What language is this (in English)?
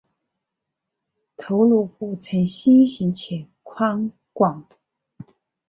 Chinese